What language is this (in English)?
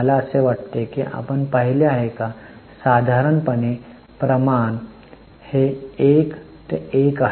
Marathi